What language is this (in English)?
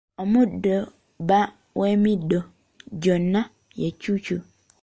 Ganda